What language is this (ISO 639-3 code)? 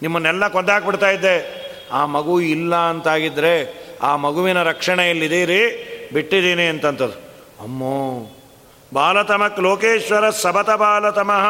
kan